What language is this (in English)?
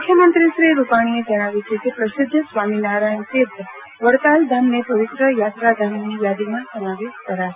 Gujarati